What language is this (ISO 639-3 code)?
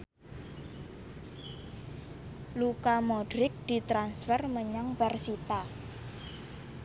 jav